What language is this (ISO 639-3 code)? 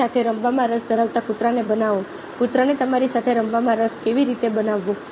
guj